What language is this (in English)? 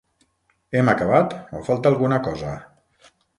Catalan